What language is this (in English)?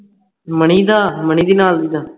Punjabi